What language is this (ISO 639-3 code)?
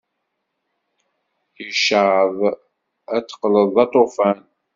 kab